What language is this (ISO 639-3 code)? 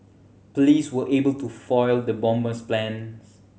eng